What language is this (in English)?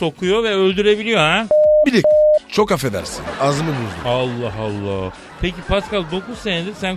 Turkish